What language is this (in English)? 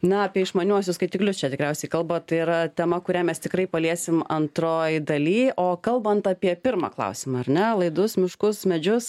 Lithuanian